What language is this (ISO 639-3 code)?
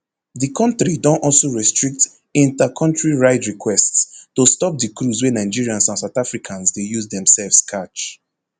pcm